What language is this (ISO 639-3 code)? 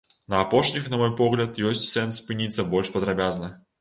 bel